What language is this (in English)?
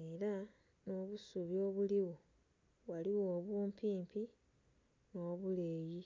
Soga